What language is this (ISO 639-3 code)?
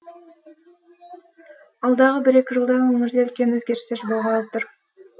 kaz